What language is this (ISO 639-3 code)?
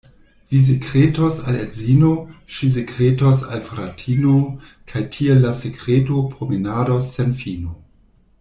epo